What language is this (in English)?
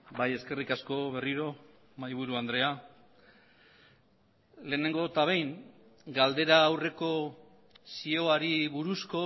Basque